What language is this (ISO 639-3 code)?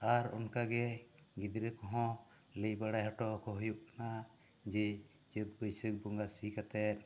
sat